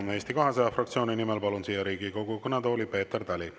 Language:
Estonian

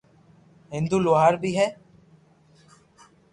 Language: Loarki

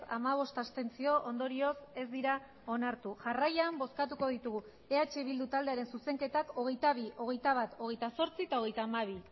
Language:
Basque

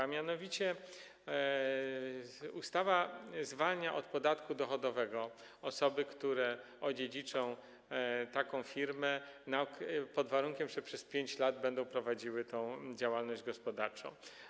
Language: Polish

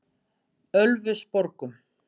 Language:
Icelandic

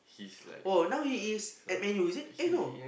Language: English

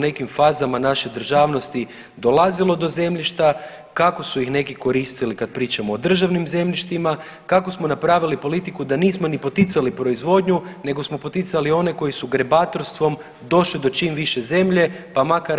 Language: Croatian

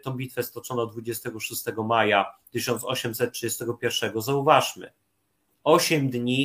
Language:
Polish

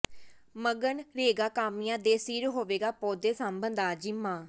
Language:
Punjabi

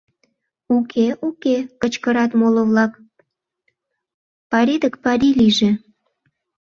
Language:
Mari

